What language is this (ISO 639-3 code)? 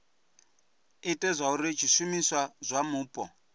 ven